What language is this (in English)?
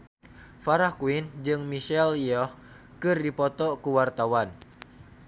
Sundanese